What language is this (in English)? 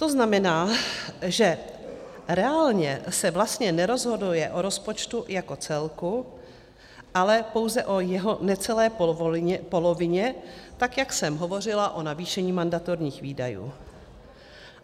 Czech